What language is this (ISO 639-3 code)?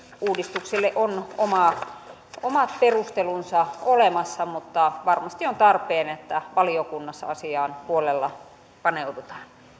fin